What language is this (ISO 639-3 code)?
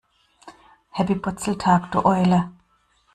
deu